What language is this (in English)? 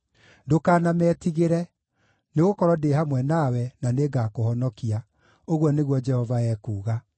Kikuyu